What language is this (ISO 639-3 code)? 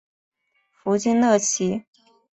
zho